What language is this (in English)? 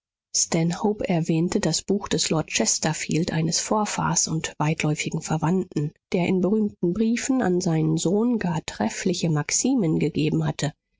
German